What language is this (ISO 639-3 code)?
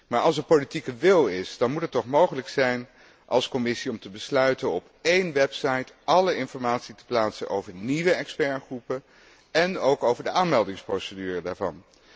nld